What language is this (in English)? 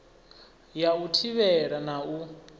Venda